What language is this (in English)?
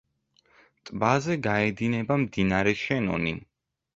Georgian